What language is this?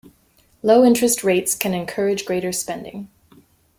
English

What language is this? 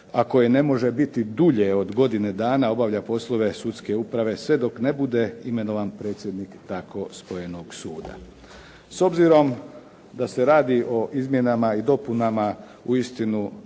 Croatian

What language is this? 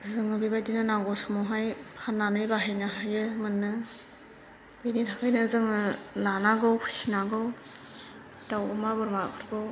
Bodo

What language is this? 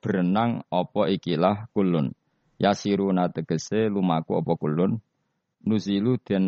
Indonesian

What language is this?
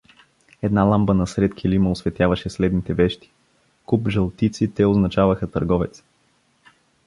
Bulgarian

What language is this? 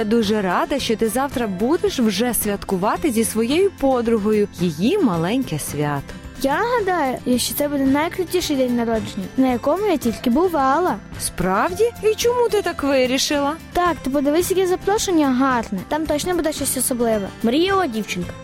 Ukrainian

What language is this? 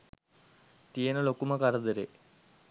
Sinhala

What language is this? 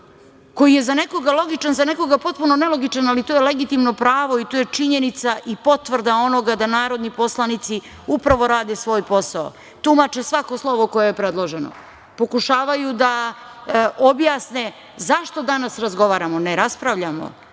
Serbian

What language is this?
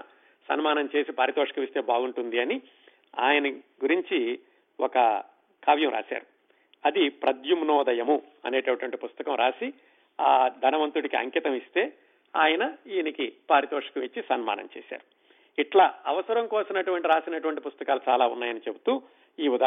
Telugu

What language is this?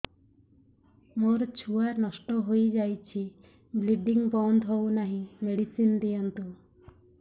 Odia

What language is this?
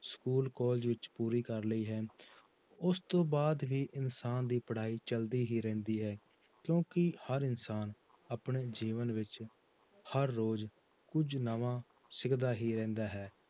Punjabi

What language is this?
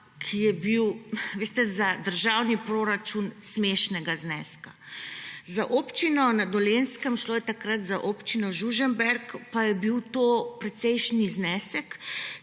Slovenian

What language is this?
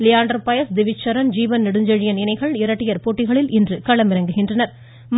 Tamil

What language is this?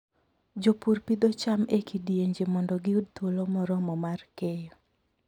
Luo (Kenya and Tanzania)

